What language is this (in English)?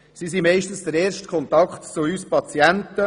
Swiss German